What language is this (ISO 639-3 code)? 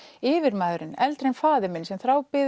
isl